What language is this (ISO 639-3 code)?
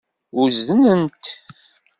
kab